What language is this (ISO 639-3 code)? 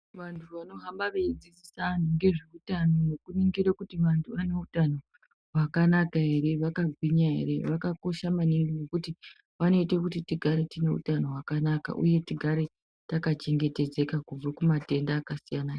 ndc